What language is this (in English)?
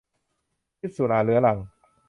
Thai